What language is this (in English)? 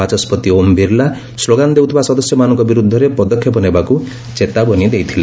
Odia